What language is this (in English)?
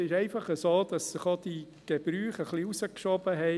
Swiss German